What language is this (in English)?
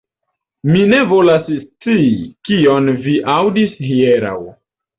Esperanto